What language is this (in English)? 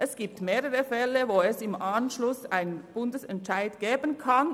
Swiss German